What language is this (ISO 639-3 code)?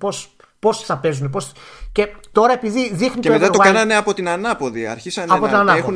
ell